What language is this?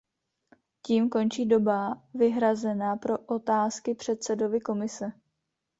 Czech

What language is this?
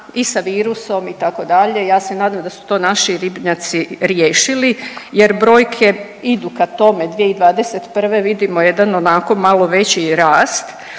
Croatian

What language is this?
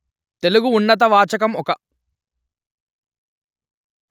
Telugu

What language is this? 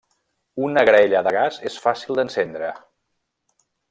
Catalan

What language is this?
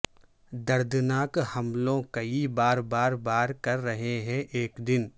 Urdu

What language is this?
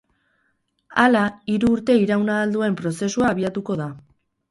Basque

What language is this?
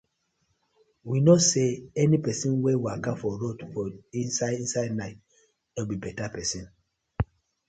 Nigerian Pidgin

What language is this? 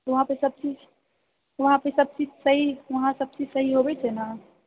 Maithili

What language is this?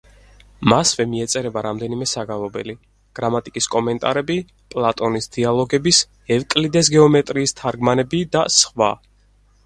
Georgian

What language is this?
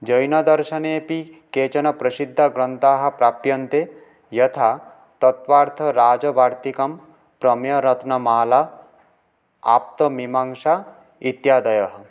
Sanskrit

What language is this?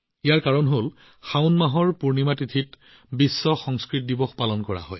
Assamese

